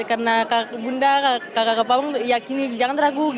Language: Indonesian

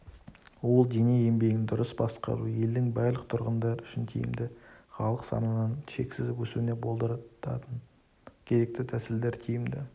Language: Kazakh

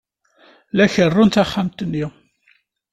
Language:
Kabyle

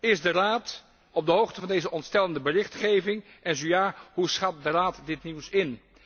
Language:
Dutch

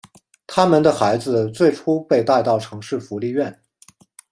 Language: Chinese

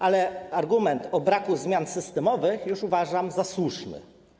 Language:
Polish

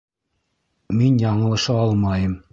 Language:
Bashkir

